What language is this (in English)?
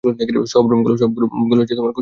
Bangla